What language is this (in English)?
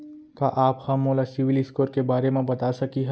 Chhattisgarhi